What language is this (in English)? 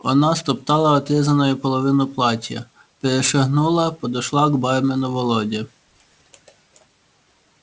Russian